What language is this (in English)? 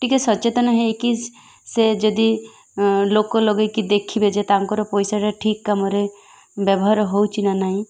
Odia